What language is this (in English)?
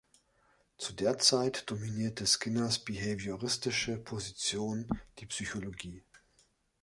German